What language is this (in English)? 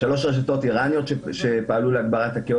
Hebrew